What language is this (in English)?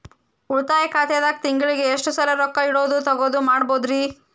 Kannada